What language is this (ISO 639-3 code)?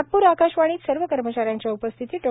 mar